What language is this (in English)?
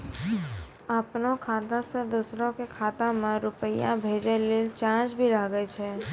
Maithili